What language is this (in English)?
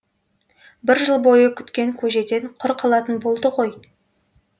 Kazakh